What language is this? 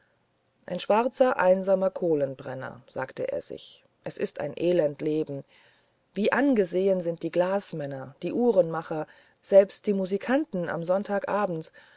German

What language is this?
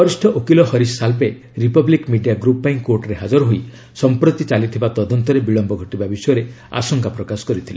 Odia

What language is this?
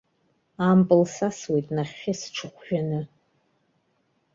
Abkhazian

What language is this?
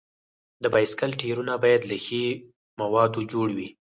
Pashto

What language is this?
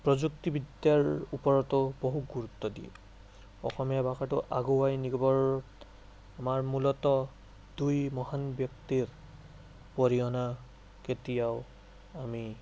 Assamese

